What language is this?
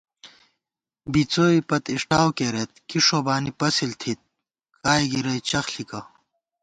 Gawar-Bati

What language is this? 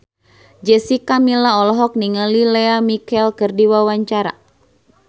Sundanese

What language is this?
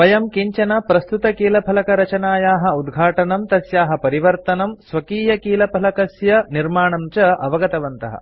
Sanskrit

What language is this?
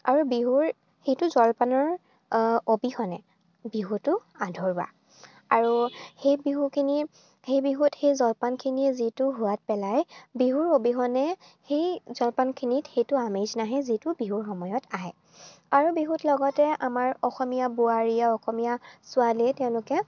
Assamese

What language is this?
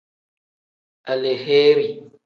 Tem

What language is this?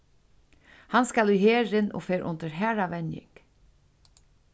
Faroese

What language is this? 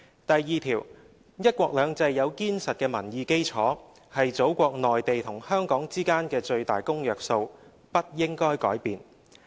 Cantonese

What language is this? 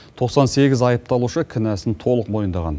Kazakh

